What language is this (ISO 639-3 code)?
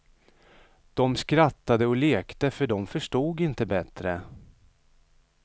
swe